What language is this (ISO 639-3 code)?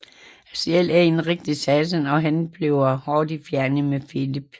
dan